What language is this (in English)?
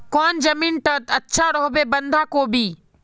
Magahi